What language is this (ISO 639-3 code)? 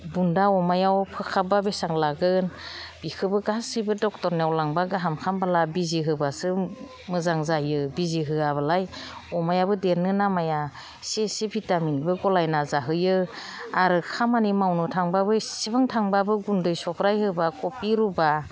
brx